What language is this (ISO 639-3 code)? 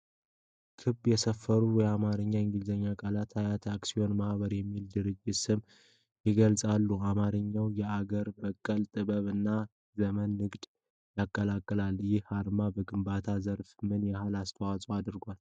amh